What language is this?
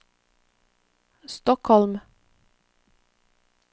Norwegian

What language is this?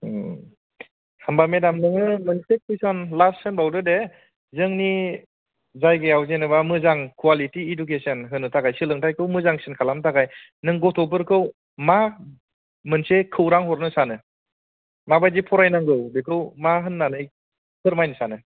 Bodo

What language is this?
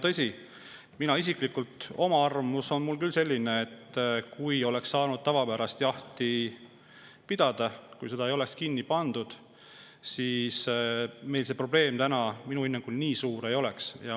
Estonian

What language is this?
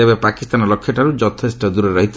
Odia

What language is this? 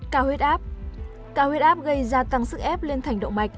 Vietnamese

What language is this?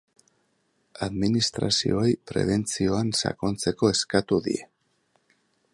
Basque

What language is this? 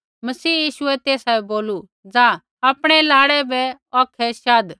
Kullu Pahari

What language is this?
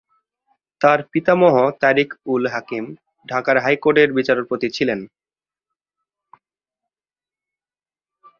Bangla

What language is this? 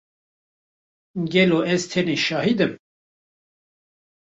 Kurdish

